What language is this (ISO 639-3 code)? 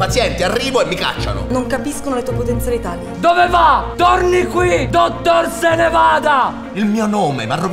ita